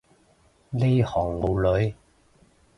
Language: Cantonese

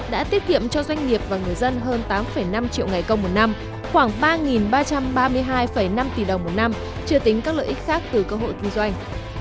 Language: Vietnamese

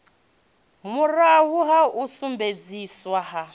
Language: Venda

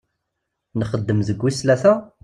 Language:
Kabyle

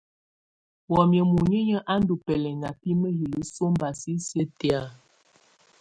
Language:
Tunen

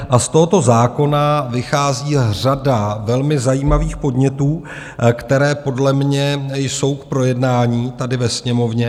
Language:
Czech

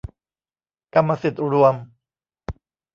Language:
Thai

